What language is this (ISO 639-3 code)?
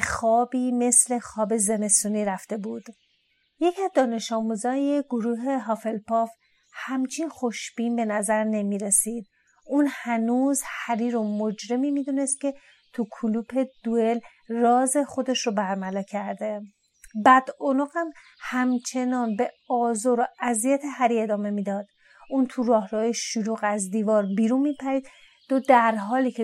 fas